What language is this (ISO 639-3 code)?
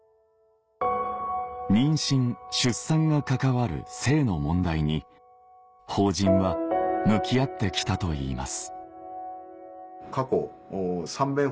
jpn